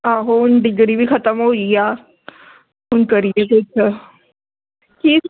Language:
Punjabi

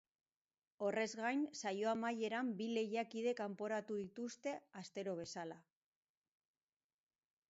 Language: Basque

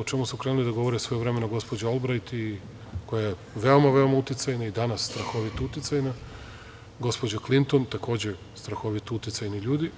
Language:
Serbian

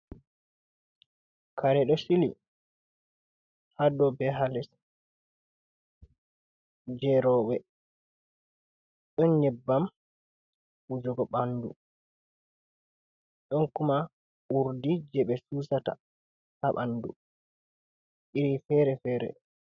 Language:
Fula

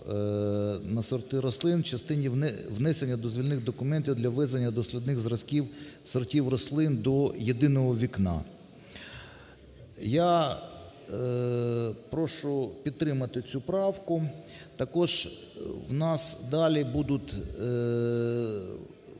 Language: Ukrainian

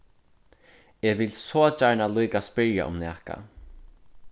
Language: Faroese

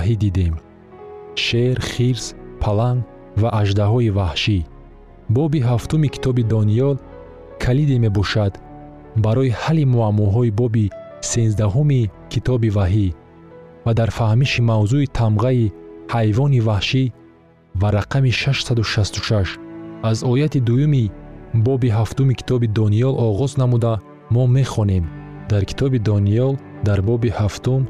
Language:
Persian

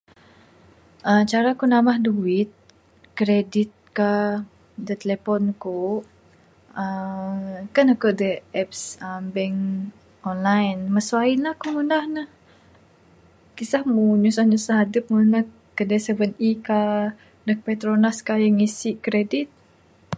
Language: Bukar-Sadung Bidayuh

